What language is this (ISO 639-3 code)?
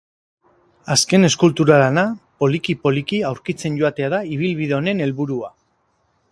eus